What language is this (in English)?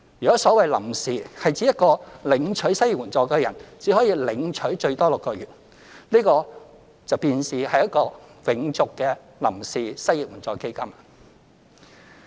Cantonese